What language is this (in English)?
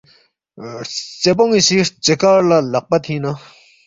Balti